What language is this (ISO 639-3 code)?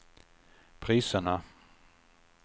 swe